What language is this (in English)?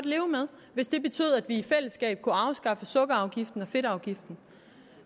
Danish